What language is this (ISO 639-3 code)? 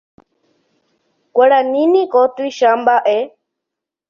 grn